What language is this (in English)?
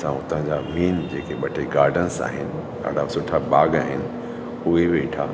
Sindhi